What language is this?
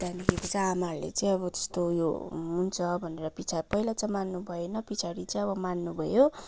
Nepali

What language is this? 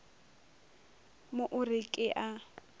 Northern Sotho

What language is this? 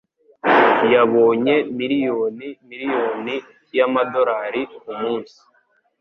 Kinyarwanda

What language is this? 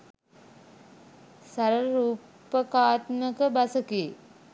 Sinhala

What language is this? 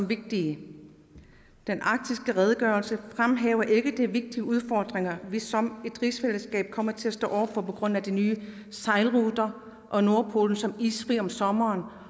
Danish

